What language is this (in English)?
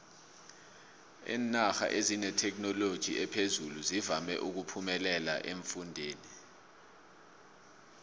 South Ndebele